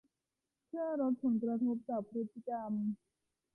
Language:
Thai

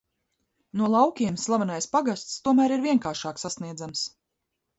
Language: Latvian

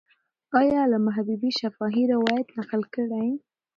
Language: Pashto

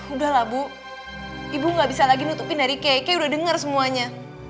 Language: Indonesian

